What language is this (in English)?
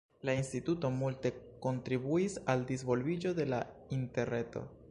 Esperanto